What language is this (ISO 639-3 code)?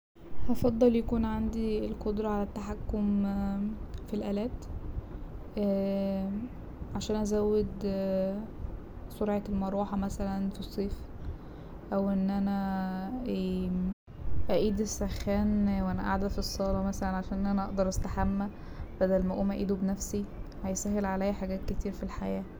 arz